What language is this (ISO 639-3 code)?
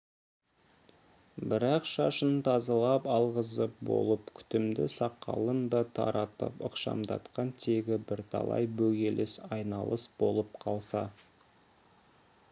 kaz